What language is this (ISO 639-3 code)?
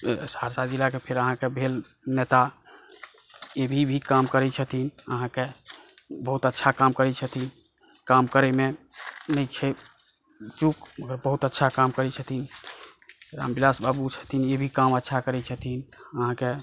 mai